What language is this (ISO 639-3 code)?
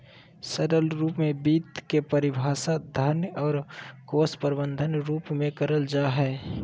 mag